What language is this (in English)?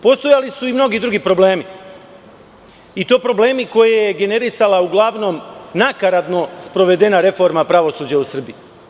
Serbian